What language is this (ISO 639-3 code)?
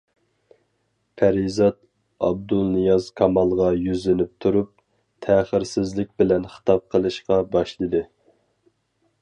uig